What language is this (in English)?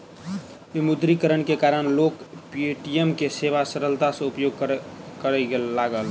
Maithili